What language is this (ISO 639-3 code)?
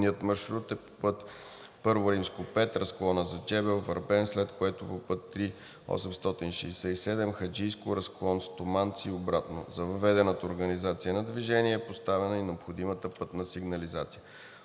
bul